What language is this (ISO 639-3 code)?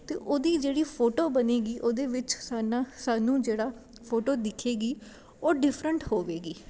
pan